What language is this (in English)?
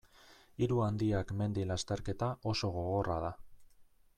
Basque